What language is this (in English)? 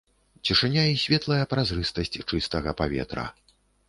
Belarusian